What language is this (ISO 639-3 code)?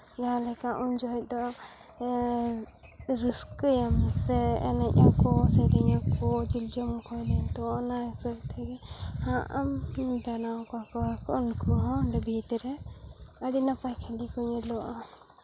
sat